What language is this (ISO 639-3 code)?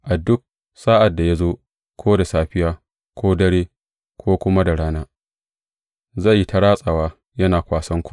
hau